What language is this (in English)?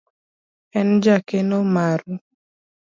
Luo (Kenya and Tanzania)